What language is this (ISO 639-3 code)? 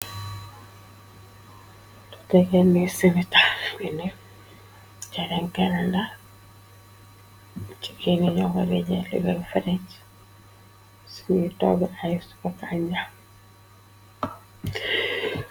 wol